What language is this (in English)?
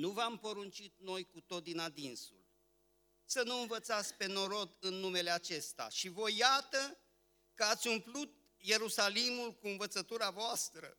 Romanian